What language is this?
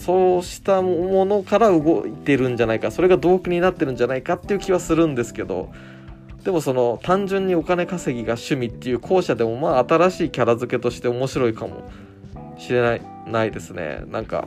Japanese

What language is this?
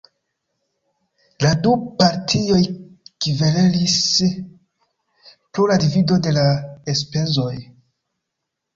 Esperanto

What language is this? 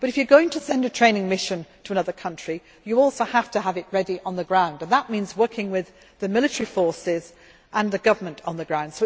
English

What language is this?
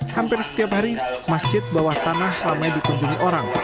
Indonesian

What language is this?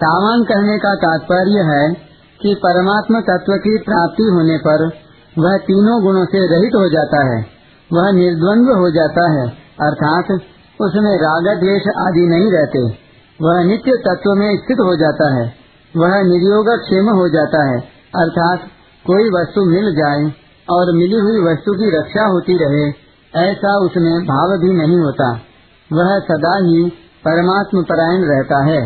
Hindi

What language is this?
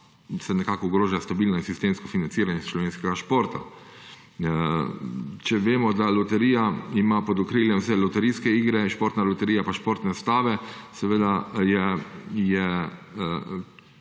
Slovenian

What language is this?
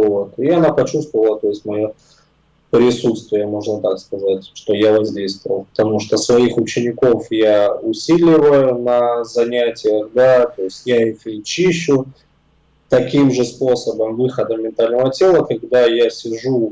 Russian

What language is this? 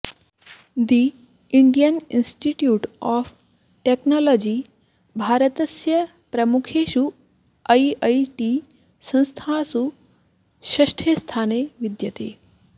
Sanskrit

